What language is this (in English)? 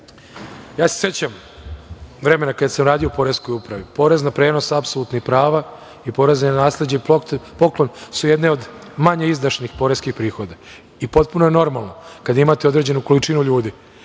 Serbian